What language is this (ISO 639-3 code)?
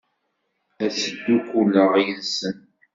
kab